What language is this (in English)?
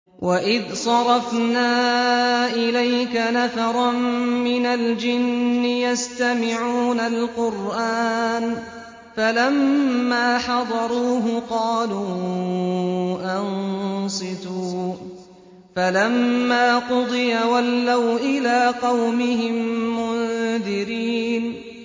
Arabic